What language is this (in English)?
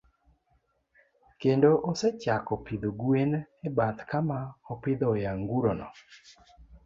Luo (Kenya and Tanzania)